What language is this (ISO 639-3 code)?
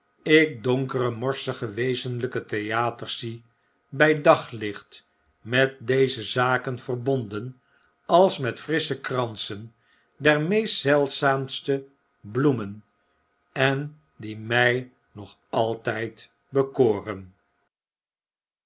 nld